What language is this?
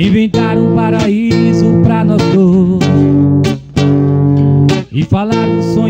Portuguese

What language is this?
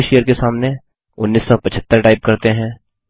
Hindi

